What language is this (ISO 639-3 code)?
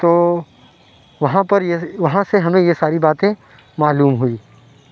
urd